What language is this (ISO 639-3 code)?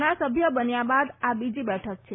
guj